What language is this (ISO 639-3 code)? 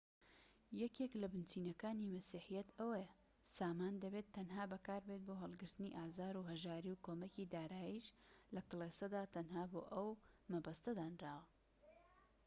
ckb